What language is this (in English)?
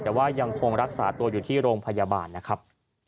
Thai